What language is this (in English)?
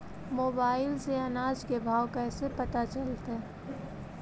Magahi